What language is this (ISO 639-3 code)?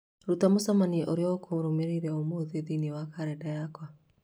kik